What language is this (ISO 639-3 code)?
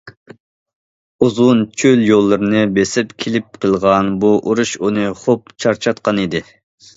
uig